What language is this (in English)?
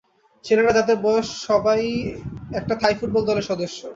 Bangla